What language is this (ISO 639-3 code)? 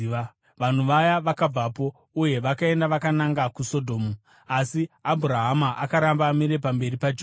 sna